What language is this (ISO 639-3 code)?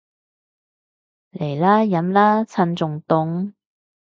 yue